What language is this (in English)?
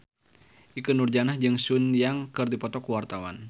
Sundanese